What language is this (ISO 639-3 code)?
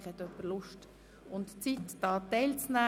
gsw